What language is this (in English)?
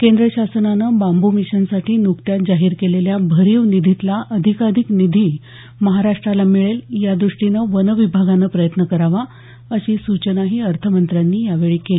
Marathi